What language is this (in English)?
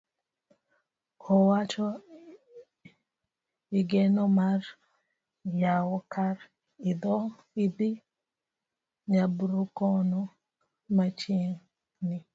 Luo (Kenya and Tanzania)